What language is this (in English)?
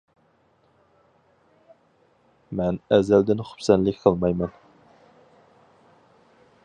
Uyghur